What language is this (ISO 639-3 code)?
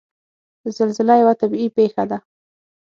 pus